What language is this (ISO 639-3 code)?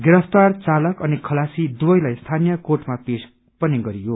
nep